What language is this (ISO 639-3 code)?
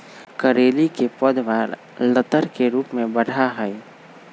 mag